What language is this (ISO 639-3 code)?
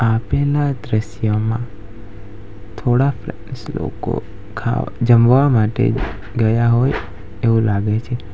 guj